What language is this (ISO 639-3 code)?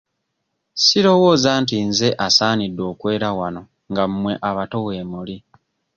lug